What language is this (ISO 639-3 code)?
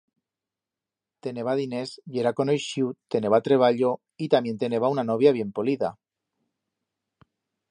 arg